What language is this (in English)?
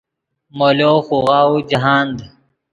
Yidgha